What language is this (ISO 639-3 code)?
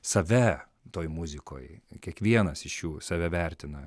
lit